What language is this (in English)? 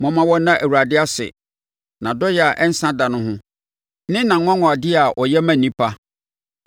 Akan